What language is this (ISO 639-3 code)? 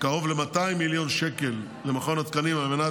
heb